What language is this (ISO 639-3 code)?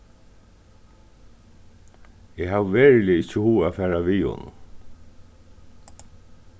fao